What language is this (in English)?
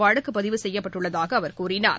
Tamil